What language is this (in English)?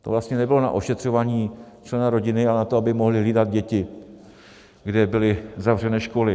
Czech